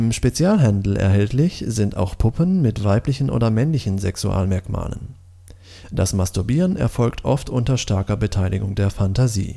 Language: German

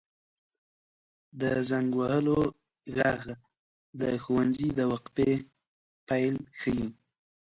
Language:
Pashto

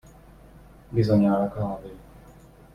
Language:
Hungarian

